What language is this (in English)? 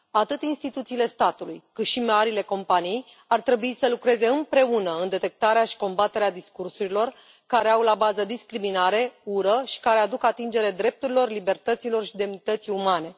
Romanian